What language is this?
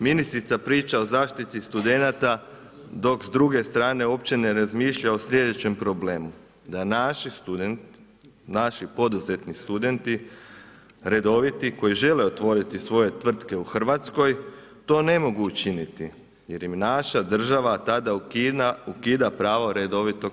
Croatian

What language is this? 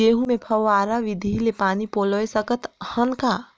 Chhattisgarhi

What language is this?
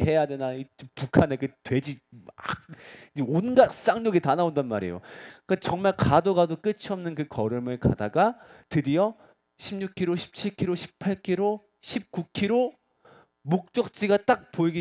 Korean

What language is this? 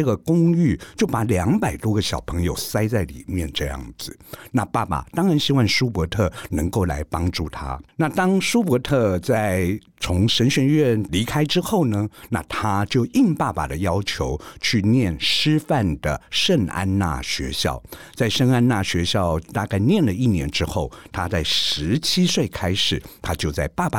Chinese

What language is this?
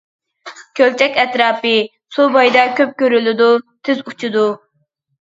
Uyghur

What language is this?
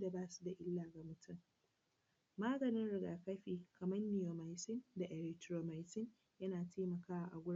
Hausa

